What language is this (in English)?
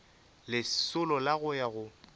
Northern Sotho